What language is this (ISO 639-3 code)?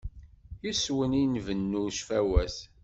kab